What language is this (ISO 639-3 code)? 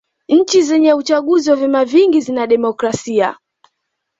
swa